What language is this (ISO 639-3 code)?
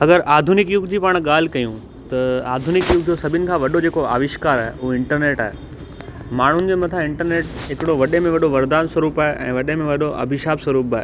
snd